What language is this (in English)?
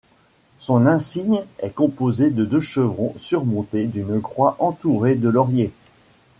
French